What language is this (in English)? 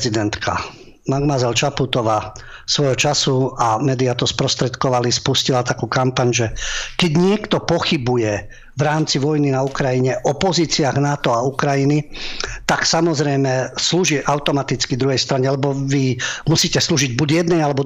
Slovak